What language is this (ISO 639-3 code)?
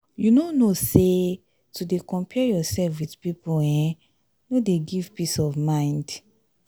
pcm